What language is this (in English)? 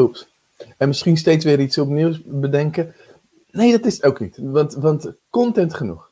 Dutch